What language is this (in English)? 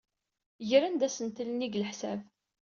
Kabyle